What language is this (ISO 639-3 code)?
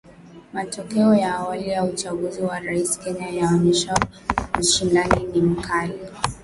swa